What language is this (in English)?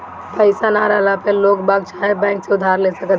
Bhojpuri